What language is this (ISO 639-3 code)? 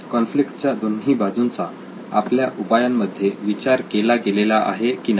mar